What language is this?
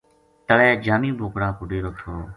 Gujari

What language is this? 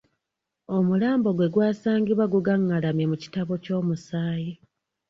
Ganda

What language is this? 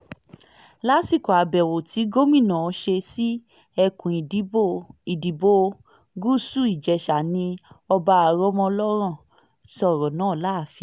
Yoruba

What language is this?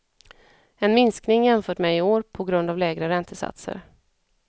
Swedish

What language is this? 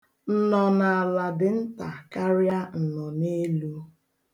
Igbo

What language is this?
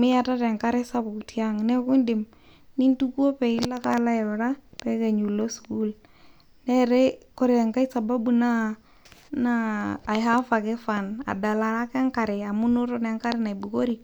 Masai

